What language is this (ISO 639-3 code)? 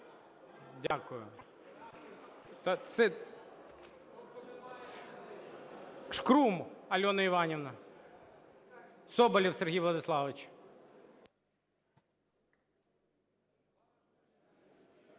ukr